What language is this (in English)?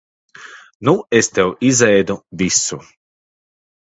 Latvian